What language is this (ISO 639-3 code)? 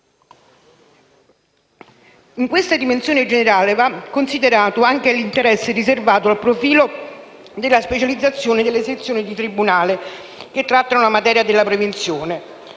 ita